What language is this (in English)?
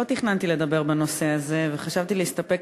Hebrew